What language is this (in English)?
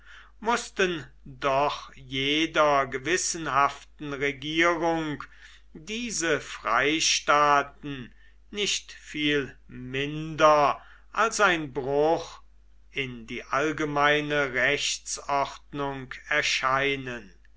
German